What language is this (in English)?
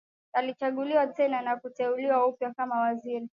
Swahili